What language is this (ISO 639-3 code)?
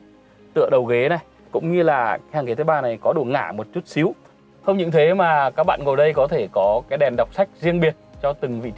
vie